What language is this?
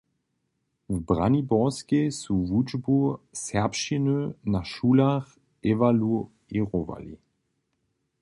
Upper Sorbian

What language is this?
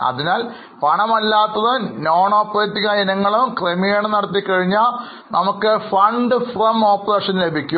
Malayalam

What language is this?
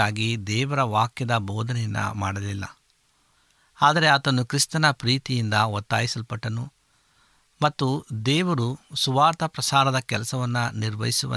Kannada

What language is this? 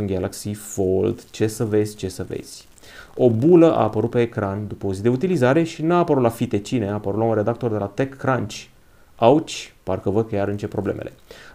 Romanian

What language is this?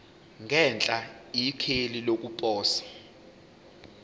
Zulu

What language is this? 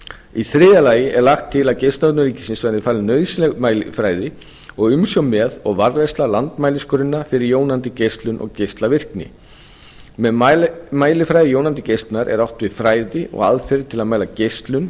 Icelandic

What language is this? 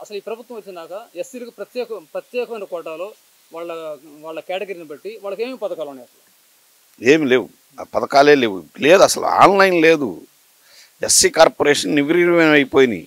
Telugu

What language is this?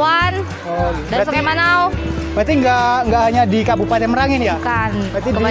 Indonesian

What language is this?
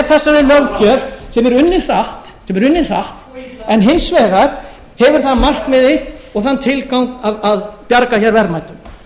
Icelandic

